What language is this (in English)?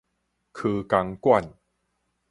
Min Nan Chinese